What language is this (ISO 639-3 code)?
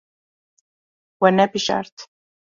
kur